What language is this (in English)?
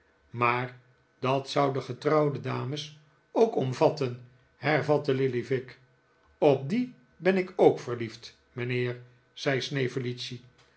Dutch